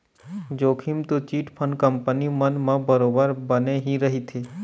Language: Chhattisgarhi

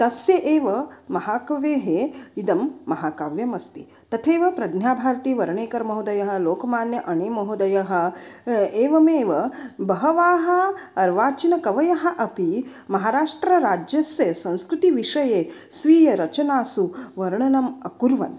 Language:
Sanskrit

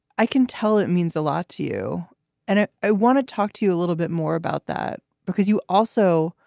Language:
English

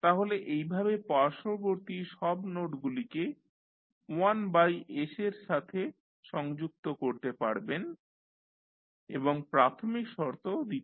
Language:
Bangla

